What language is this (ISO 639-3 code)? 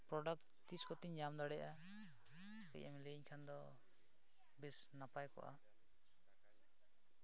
sat